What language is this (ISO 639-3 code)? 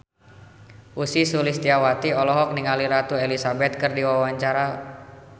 sun